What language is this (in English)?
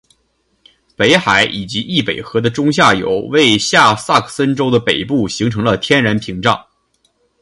Chinese